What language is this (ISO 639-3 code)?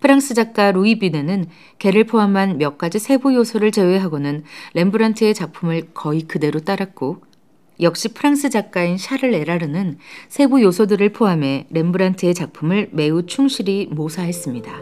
kor